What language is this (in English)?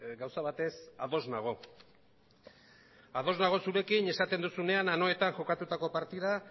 Basque